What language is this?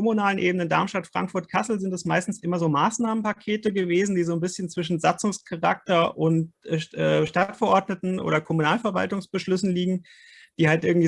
German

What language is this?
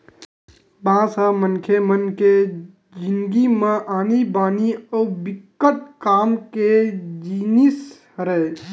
Chhattisgarhi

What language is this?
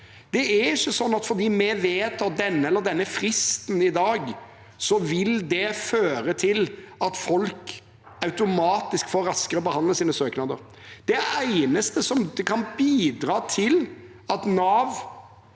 Norwegian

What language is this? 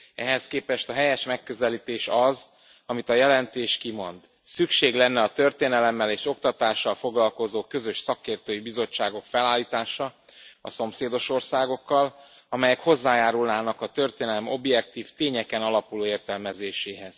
Hungarian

